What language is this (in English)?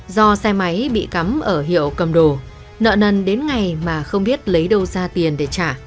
Vietnamese